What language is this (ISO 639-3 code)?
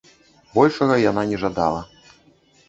bel